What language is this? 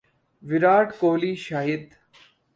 Urdu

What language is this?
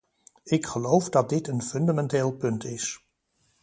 Dutch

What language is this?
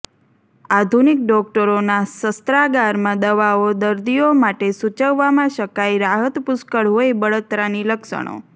Gujarati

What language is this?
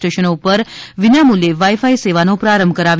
Gujarati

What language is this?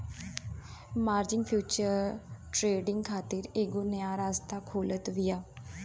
Bhojpuri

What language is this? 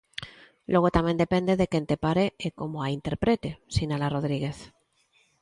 Galician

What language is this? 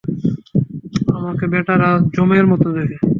Bangla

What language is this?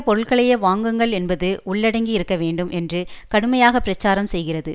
Tamil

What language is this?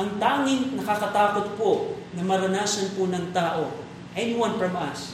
Filipino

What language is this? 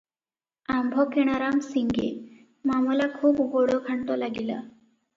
Odia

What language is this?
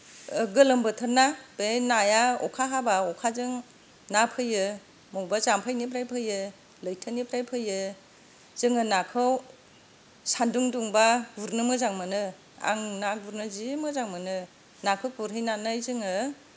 Bodo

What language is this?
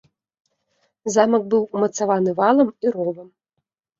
Belarusian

